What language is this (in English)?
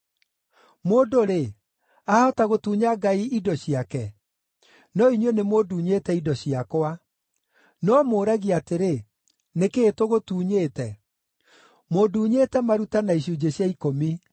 Kikuyu